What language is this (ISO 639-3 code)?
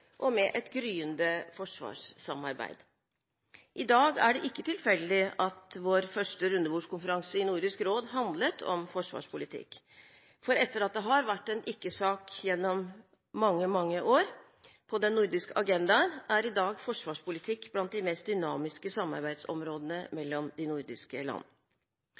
nob